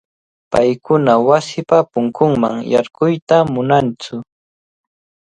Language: Cajatambo North Lima Quechua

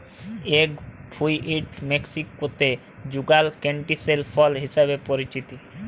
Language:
Bangla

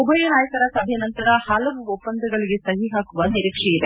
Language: Kannada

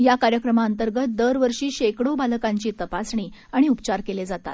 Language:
Marathi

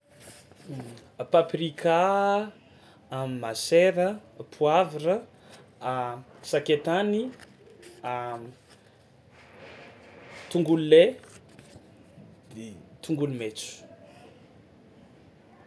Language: Tsimihety Malagasy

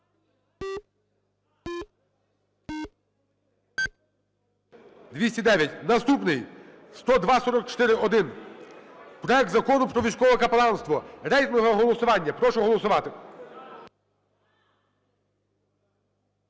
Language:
Ukrainian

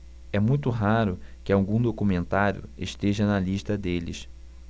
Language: Portuguese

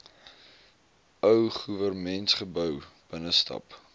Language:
Afrikaans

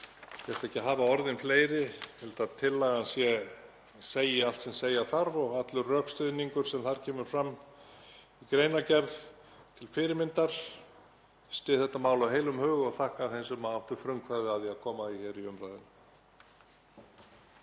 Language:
Icelandic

